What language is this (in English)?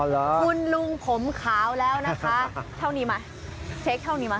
Thai